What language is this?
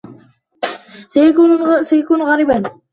Arabic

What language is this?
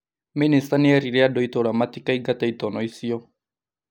Kikuyu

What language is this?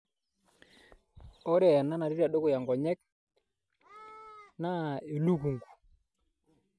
Masai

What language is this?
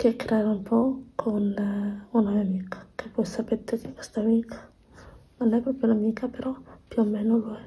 Italian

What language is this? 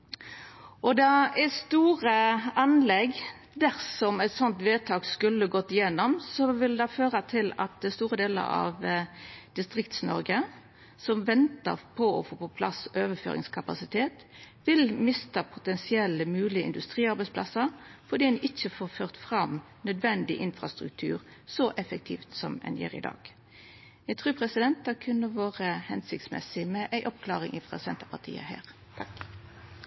Norwegian Nynorsk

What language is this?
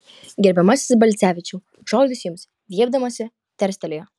Lithuanian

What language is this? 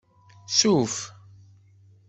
Kabyle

